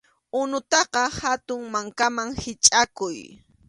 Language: Arequipa-La Unión Quechua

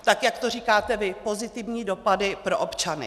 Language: Czech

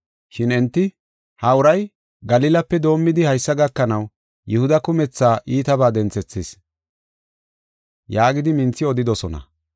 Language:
Gofa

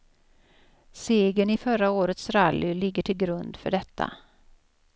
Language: Swedish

